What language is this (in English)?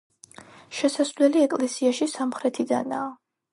Georgian